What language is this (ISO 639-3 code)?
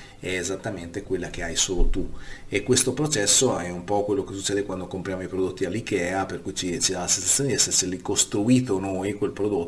ita